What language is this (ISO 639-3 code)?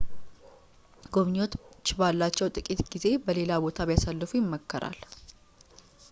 amh